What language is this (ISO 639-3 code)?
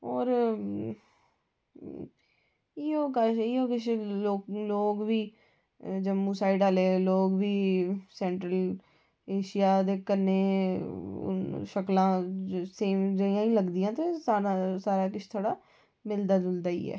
doi